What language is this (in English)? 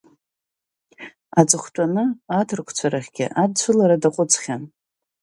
Abkhazian